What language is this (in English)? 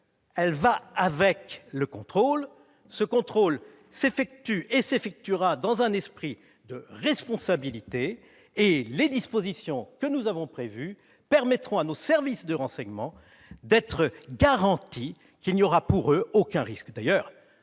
French